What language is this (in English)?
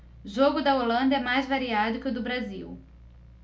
Portuguese